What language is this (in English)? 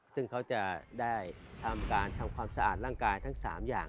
Thai